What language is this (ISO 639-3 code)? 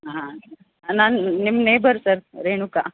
kan